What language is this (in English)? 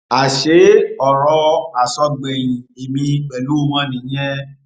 Yoruba